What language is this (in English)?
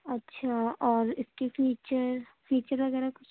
Urdu